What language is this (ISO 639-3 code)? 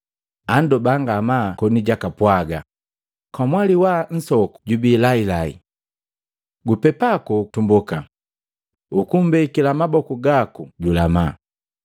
mgv